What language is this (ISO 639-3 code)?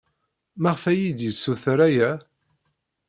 kab